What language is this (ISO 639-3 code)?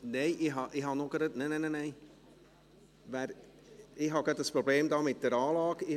gsw